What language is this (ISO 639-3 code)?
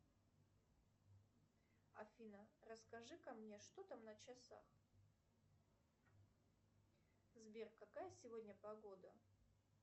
rus